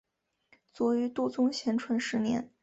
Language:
Chinese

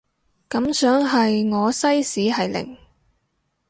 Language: Cantonese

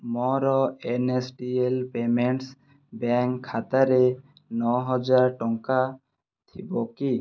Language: Odia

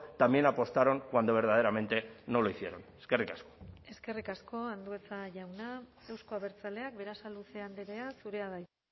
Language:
Basque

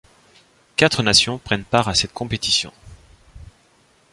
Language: French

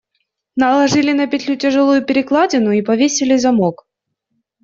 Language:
Russian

